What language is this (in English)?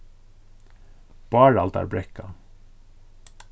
Faroese